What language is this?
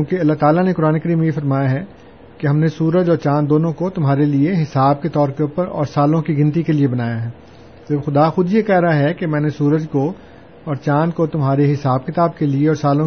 Urdu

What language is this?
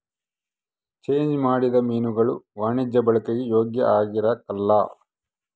Kannada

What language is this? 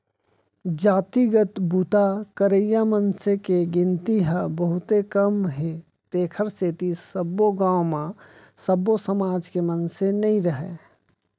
Chhattisgarhi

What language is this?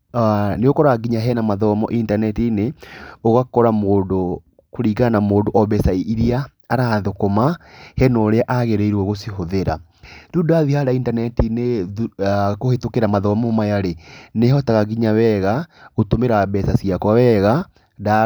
Kikuyu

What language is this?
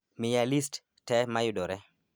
Luo (Kenya and Tanzania)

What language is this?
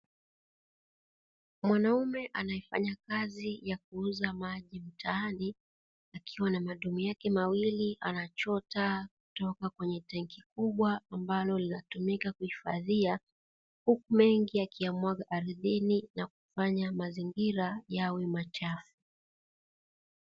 Swahili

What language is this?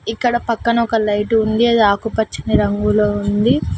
Telugu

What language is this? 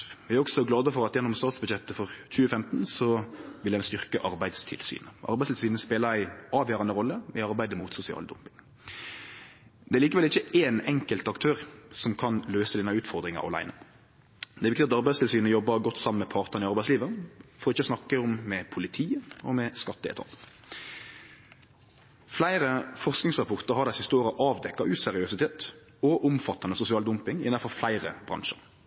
Norwegian Nynorsk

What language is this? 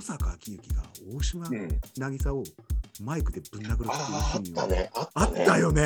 Japanese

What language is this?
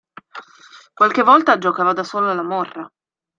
Italian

